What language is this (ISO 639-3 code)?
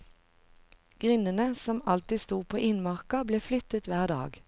nor